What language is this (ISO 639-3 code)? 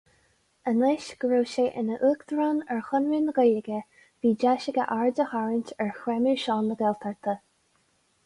gle